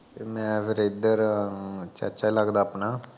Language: Punjabi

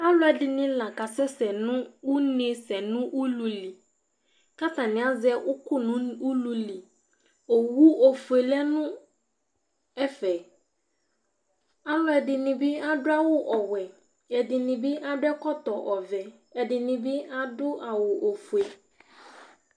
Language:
Ikposo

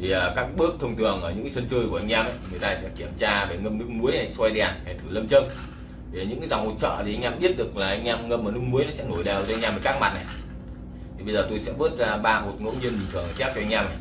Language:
Vietnamese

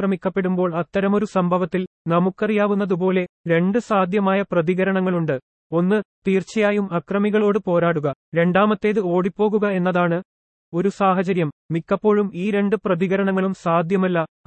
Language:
Malayalam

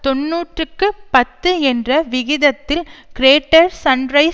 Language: Tamil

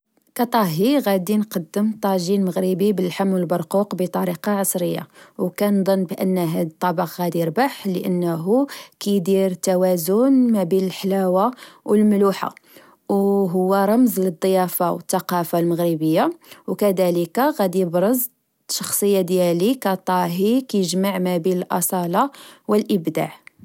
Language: Moroccan Arabic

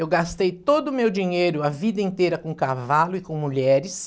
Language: Portuguese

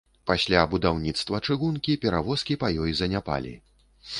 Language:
Belarusian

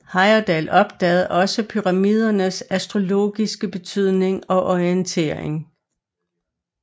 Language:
Danish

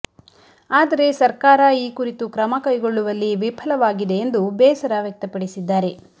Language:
Kannada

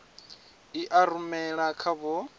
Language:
Venda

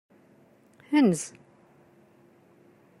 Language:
Kabyle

